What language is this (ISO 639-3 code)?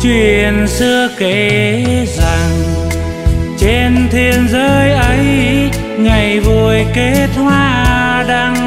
vie